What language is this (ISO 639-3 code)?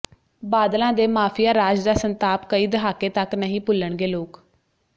pan